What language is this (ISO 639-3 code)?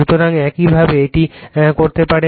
ben